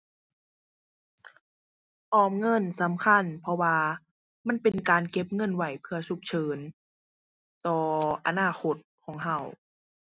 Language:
Thai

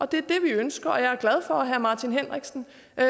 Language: Danish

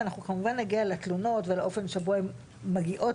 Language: Hebrew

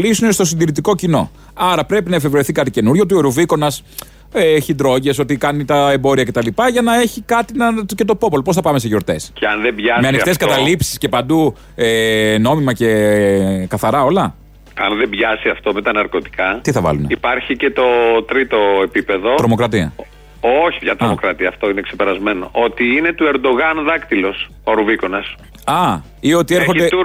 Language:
Greek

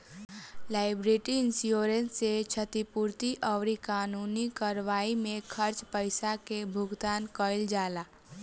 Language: Bhojpuri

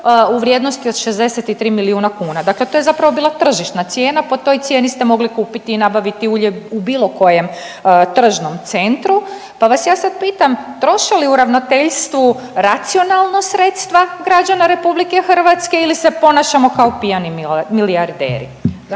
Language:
Croatian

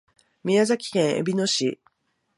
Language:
Japanese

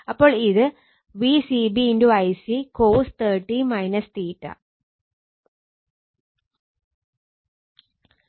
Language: Malayalam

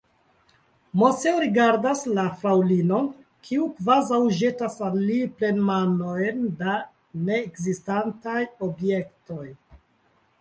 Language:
Esperanto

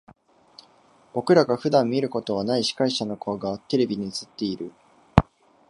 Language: Japanese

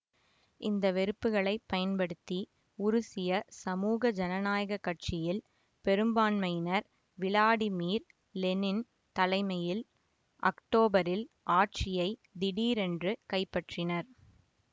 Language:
Tamil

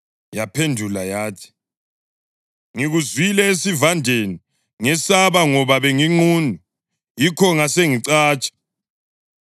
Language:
North Ndebele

